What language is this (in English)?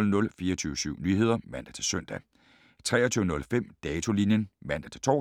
Danish